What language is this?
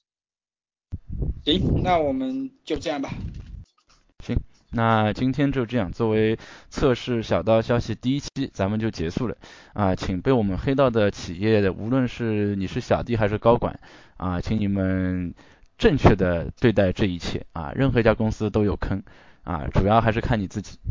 Chinese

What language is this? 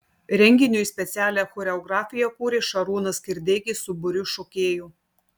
Lithuanian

